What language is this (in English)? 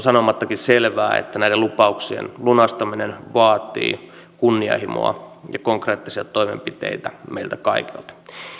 Finnish